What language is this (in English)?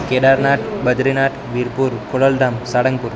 Gujarati